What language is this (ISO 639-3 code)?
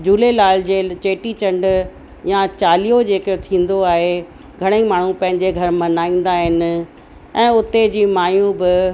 snd